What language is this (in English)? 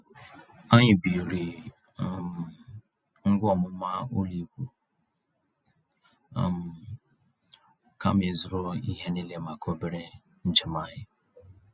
Igbo